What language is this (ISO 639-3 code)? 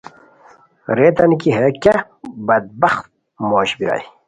khw